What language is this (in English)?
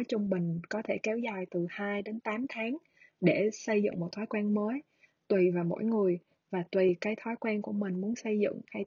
Vietnamese